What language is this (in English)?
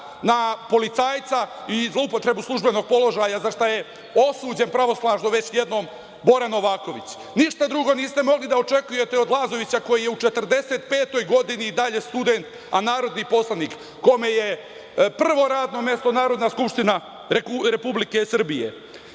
Serbian